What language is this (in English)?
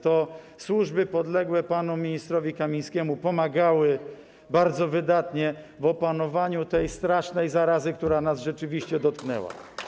Polish